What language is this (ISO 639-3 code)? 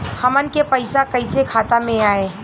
bho